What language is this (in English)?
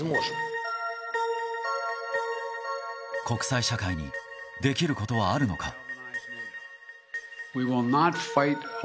Japanese